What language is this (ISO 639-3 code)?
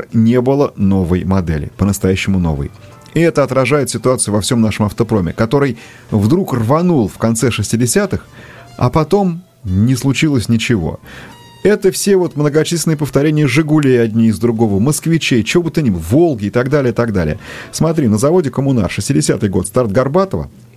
rus